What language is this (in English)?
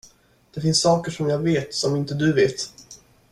Swedish